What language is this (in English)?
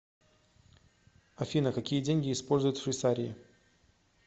Russian